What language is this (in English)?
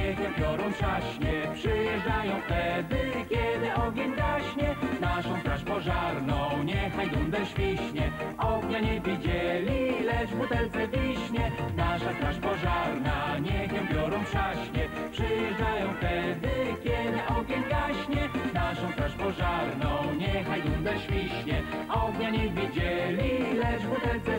Polish